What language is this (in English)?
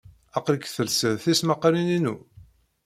Kabyle